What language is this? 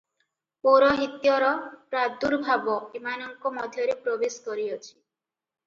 Odia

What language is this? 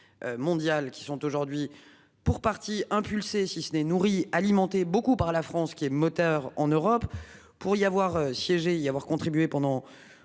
French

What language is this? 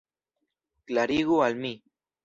Esperanto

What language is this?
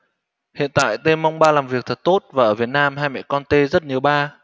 Vietnamese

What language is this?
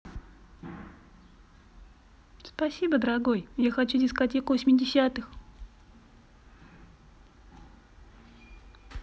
Russian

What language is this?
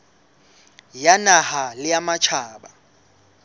Southern Sotho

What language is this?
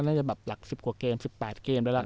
Thai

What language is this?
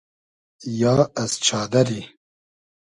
Hazaragi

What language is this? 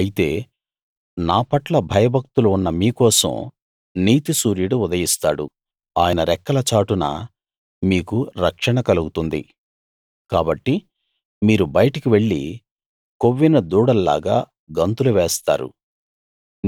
Telugu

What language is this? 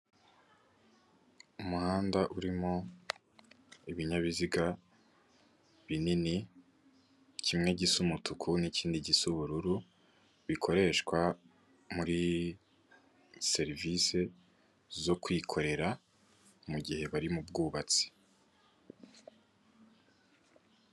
Kinyarwanda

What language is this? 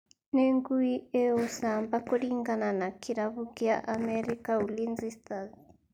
Kikuyu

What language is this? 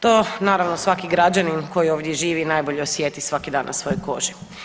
Croatian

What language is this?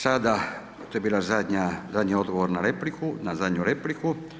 Croatian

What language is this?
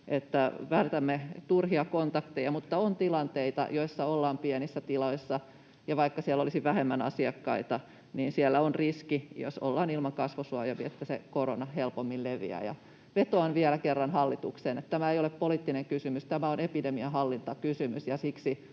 Finnish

